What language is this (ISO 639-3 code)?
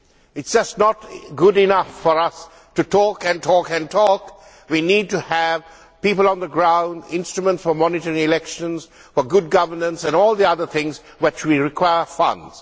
eng